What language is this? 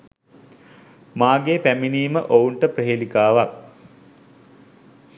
Sinhala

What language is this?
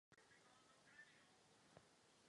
Czech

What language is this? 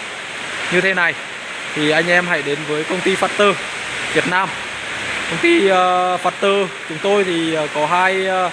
Vietnamese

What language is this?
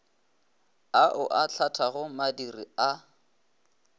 Northern Sotho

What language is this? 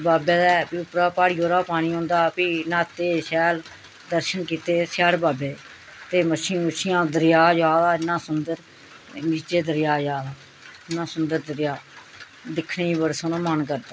Dogri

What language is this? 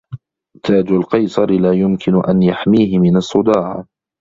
Arabic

